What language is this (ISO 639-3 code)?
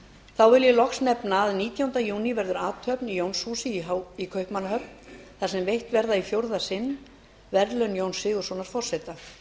isl